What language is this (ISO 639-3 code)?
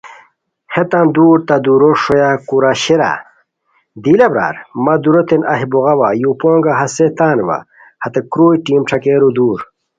khw